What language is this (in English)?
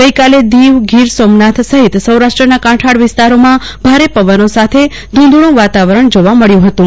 Gujarati